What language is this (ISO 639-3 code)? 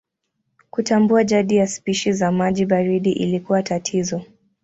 swa